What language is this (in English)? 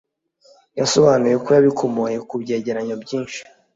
Kinyarwanda